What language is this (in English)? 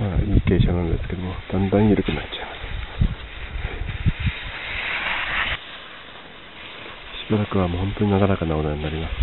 Japanese